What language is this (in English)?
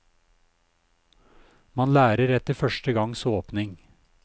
Norwegian